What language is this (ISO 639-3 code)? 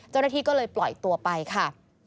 tha